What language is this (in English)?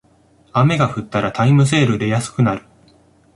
Japanese